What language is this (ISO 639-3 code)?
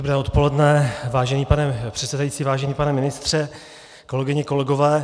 ces